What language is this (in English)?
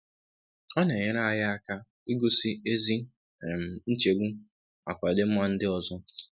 Igbo